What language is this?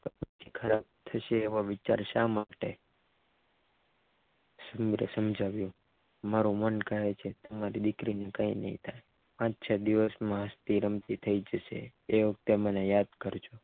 Gujarati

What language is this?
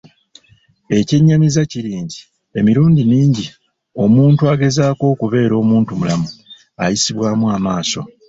Ganda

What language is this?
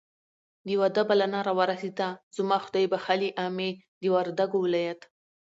Pashto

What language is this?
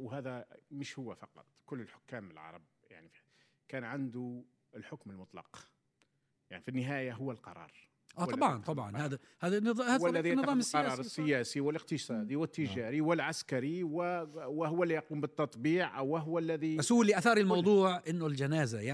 Arabic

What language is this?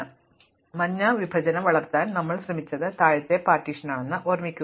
Malayalam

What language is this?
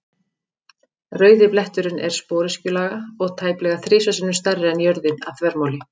Icelandic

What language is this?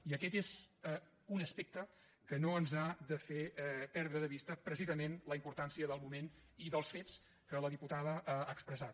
Catalan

